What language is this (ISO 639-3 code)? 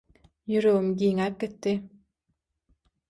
tuk